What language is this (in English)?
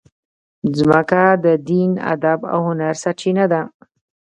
Pashto